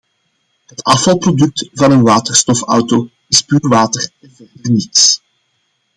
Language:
Dutch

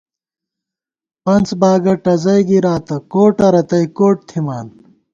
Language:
Gawar-Bati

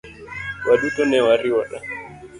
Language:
Luo (Kenya and Tanzania)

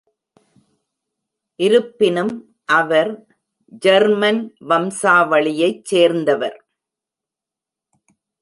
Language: Tamil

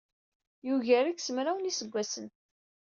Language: Kabyle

